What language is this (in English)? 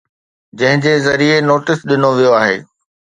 Sindhi